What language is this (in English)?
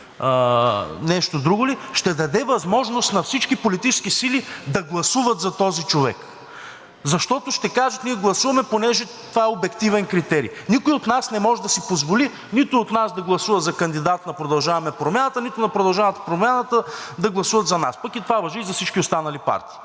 Bulgarian